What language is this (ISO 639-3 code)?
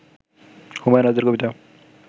ben